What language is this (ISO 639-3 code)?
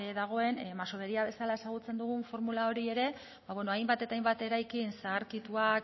eus